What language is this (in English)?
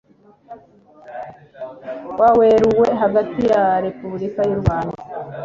Kinyarwanda